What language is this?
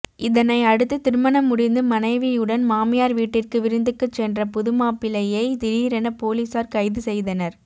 Tamil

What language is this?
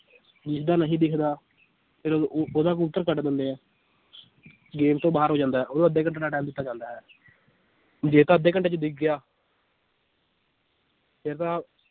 Punjabi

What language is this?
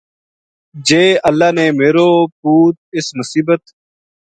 Gujari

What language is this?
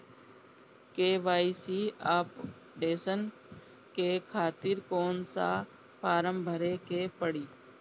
Bhojpuri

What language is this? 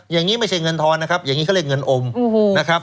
Thai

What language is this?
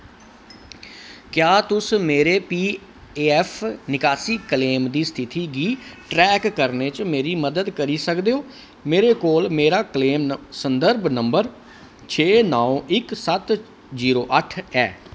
Dogri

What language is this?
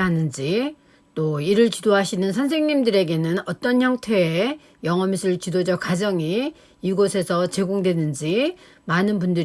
Korean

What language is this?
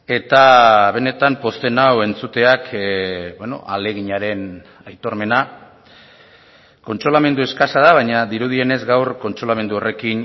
Basque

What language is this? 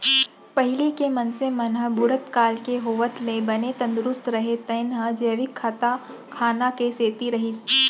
Chhattisgarhi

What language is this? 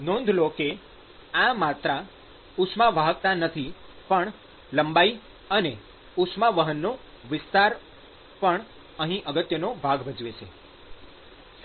Gujarati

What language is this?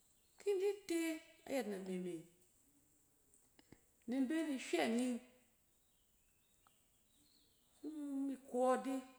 Cen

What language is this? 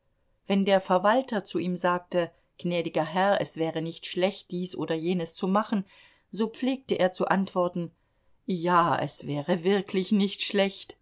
German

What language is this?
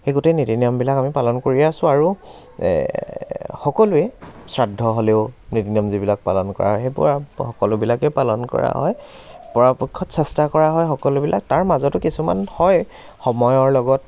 Assamese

